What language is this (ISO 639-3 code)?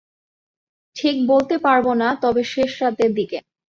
ben